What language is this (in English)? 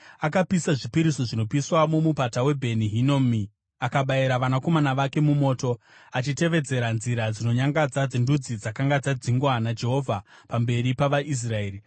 Shona